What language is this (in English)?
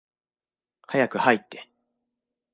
Japanese